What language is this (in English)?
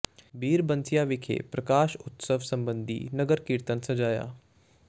Punjabi